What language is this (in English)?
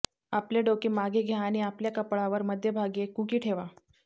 Marathi